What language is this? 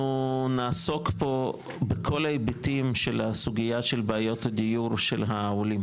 Hebrew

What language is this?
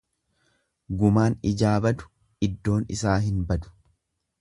Oromo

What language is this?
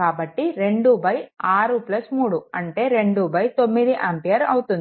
Telugu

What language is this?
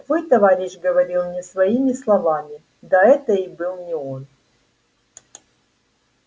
Russian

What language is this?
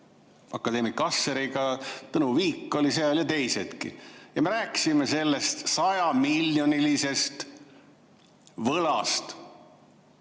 Estonian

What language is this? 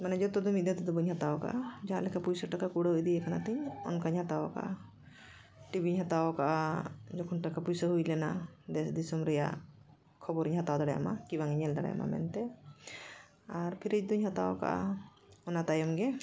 Santali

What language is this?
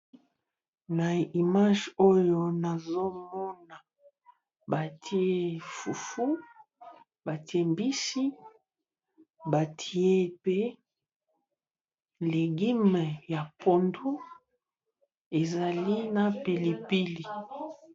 Lingala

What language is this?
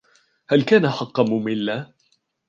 Arabic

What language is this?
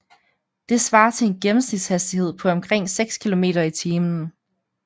Danish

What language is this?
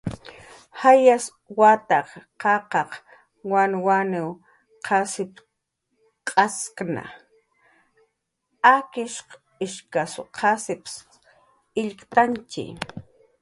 Jaqaru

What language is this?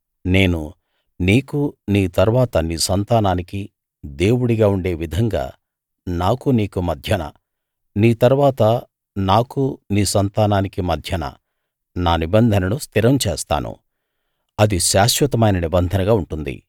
Telugu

